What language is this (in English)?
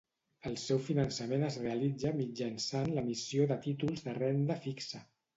Catalan